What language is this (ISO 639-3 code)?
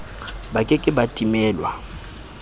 sot